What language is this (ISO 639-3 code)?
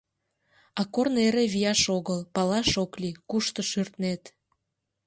chm